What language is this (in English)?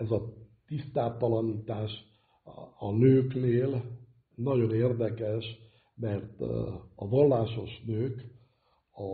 Hungarian